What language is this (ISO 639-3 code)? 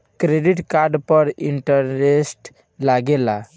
bho